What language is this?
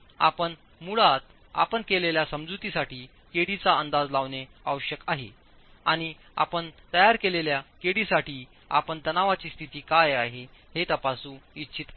Marathi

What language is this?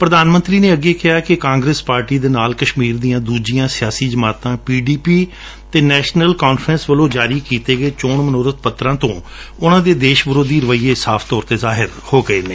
Punjabi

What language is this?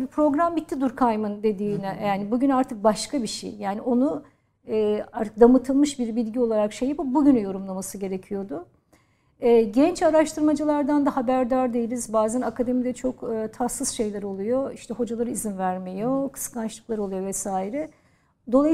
Turkish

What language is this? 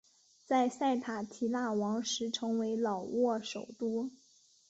Chinese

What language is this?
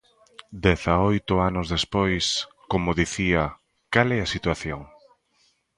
Galician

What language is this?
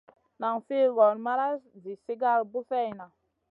Masana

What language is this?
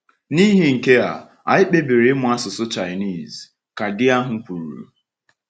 Igbo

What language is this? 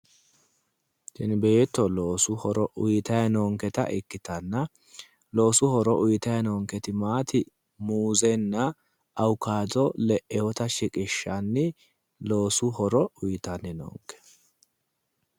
Sidamo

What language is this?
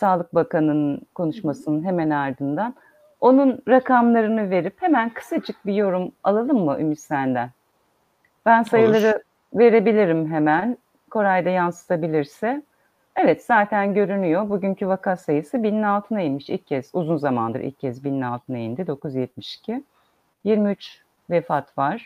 Turkish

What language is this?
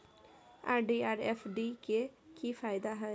Maithili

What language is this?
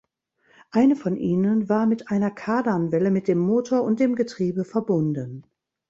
German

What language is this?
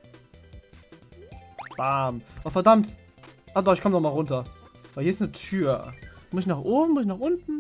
German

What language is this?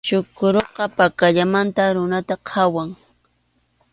Arequipa-La Unión Quechua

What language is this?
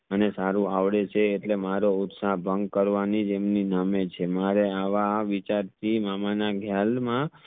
Gujarati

